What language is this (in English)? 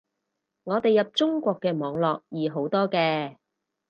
Cantonese